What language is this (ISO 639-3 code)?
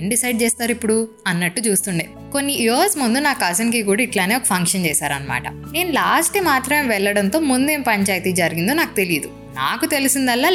tel